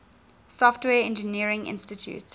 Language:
English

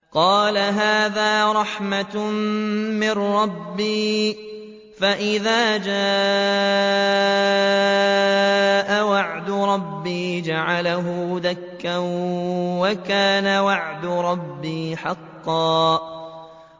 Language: Arabic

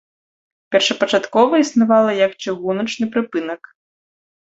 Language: Belarusian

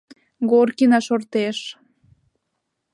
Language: Mari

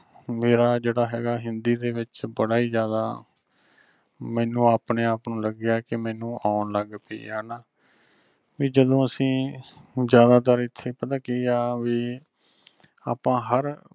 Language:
Punjabi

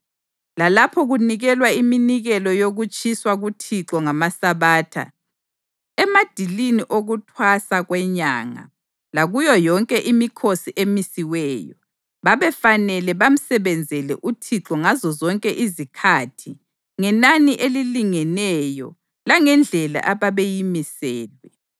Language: North Ndebele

